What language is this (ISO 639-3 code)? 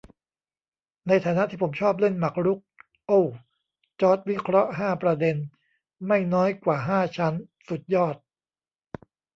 tha